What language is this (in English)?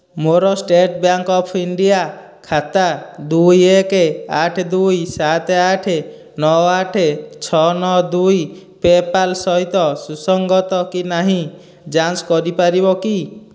Odia